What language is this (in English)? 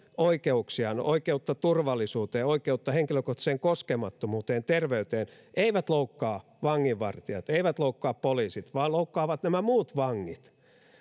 Finnish